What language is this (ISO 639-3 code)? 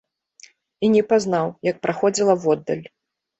bel